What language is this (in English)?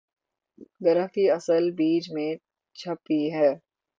Urdu